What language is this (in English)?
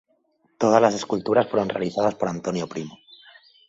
Spanish